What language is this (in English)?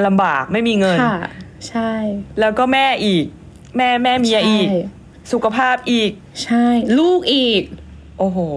Thai